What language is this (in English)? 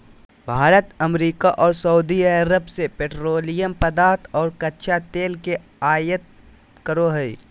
Magahi